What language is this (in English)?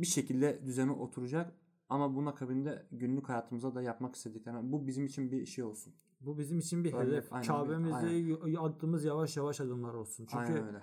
Turkish